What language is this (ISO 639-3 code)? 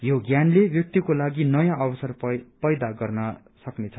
nep